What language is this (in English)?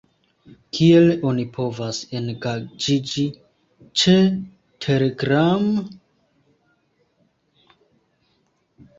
Esperanto